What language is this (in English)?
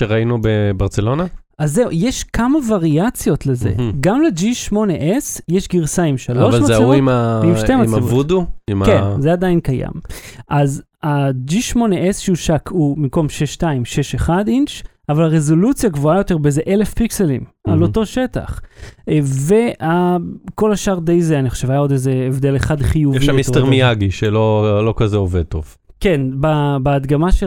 Hebrew